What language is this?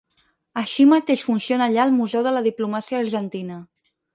Catalan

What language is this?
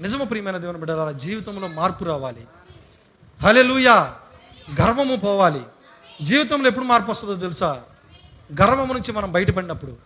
Telugu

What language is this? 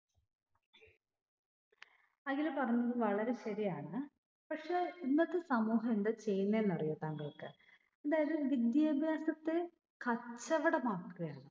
Malayalam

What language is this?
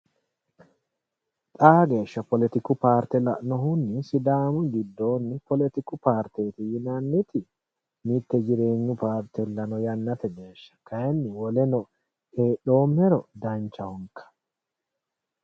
Sidamo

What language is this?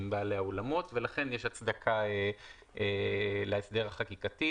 Hebrew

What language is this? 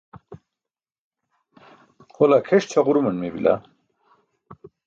Burushaski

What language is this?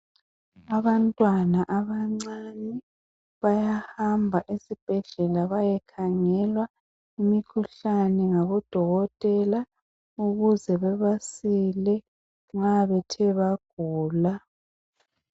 North Ndebele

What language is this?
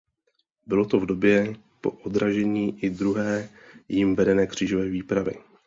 Czech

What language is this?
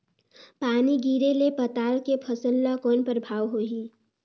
Chhattisgarhi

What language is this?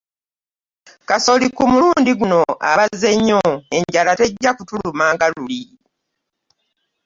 Ganda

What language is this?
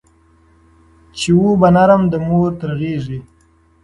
Pashto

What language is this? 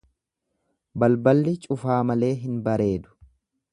Oromo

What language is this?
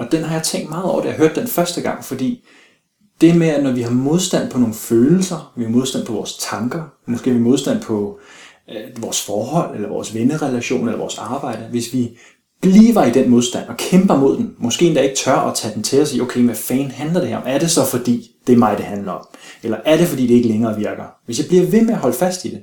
Danish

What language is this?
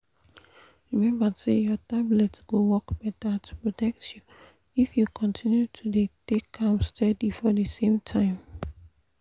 Nigerian Pidgin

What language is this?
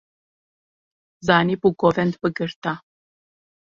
Kurdish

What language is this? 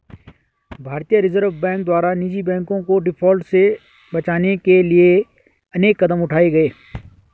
Hindi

